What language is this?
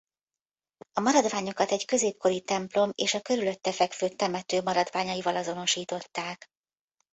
Hungarian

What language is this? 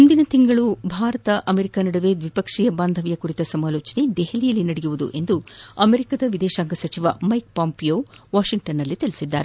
Kannada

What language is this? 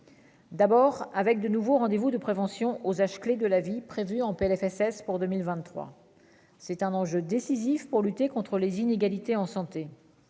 French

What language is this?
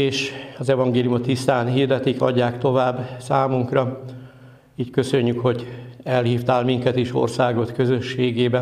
Hungarian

